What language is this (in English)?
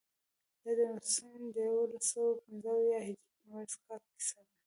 Pashto